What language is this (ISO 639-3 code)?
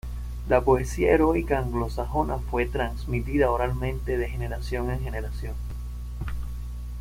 spa